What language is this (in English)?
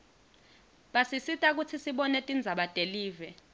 Swati